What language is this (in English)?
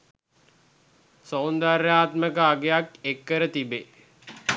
Sinhala